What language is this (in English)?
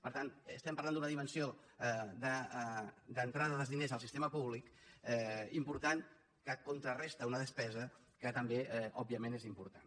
Catalan